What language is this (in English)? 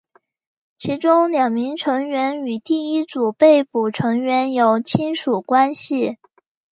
Chinese